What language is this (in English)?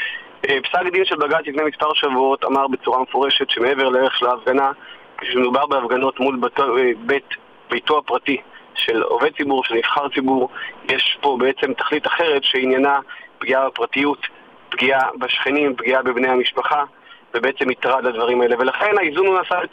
Hebrew